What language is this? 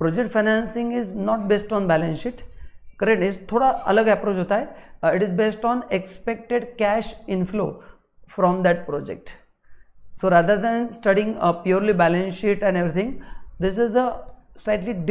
Hindi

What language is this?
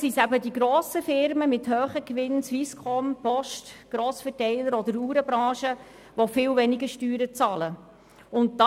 Swiss German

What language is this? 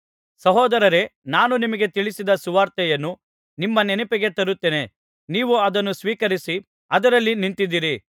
Kannada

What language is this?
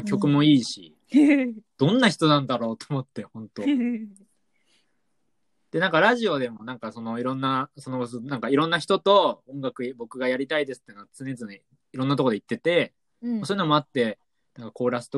Japanese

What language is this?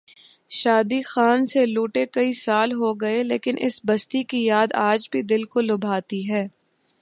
Urdu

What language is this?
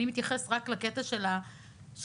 Hebrew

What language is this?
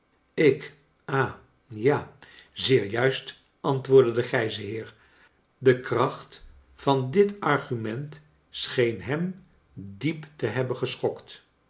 Dutch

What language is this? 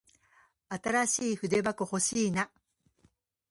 Japanese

